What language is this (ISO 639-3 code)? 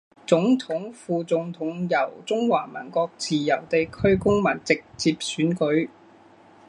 zho